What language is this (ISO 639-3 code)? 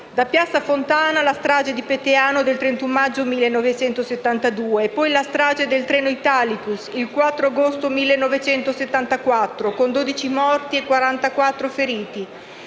ita